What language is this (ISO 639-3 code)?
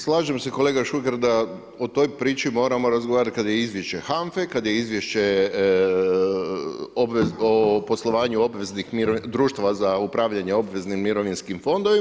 hrv